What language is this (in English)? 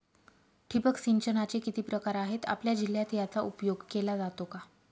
Marathi